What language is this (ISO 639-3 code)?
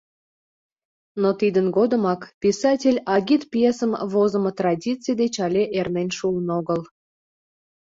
chm